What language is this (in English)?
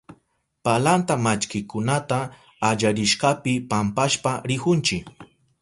Southern Pastaza Quechua